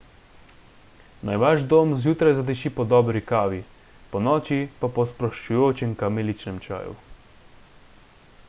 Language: Slovenian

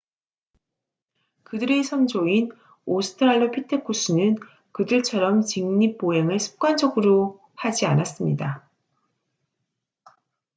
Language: Korean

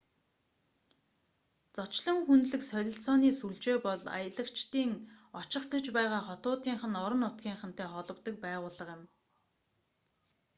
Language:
Mongolian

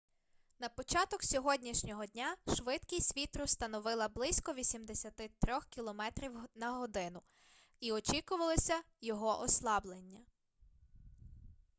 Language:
Ukrainian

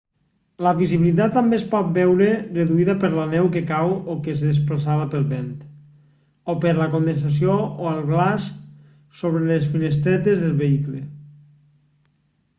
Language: Catalan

